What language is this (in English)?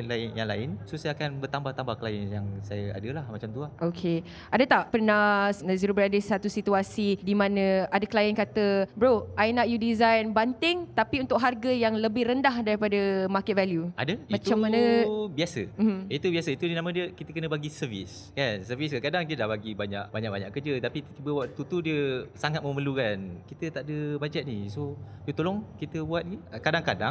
Malay